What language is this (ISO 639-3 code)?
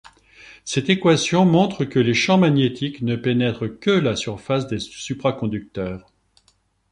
fra